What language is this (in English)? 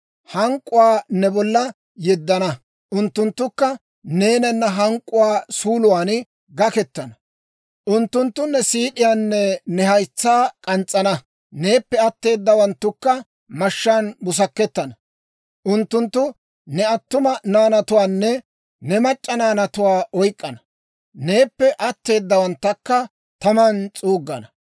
Dawro